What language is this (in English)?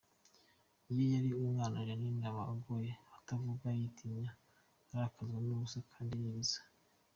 Kinyarwanda